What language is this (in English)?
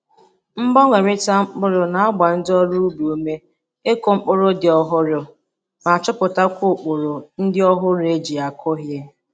Igbo